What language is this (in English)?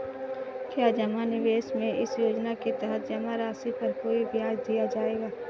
Hindi